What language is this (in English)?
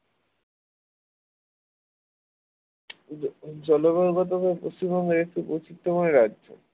Bangla